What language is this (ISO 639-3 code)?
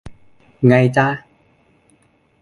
tha